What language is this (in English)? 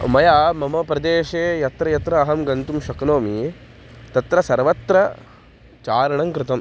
Sanskrit